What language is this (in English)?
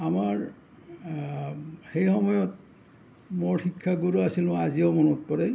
Assamese